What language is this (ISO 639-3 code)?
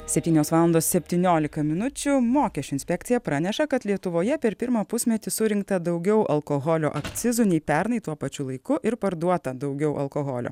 lit